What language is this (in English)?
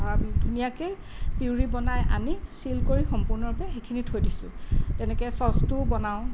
Assamese